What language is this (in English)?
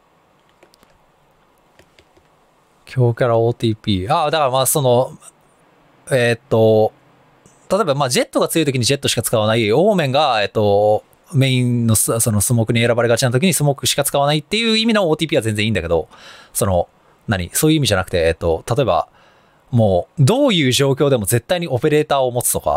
Japanese